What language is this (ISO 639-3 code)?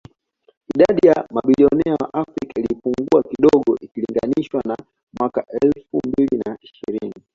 swa